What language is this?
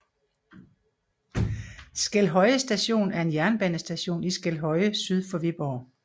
Danish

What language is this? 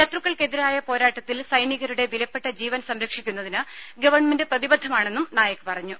Malayalam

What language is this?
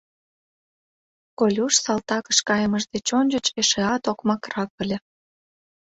Mari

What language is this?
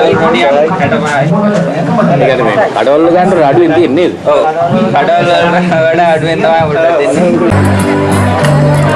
Sinhala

